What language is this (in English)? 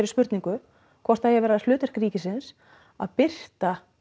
Icelandic